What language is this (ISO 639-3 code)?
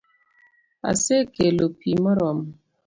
luo